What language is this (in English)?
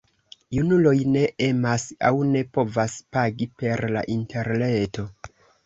Esperanto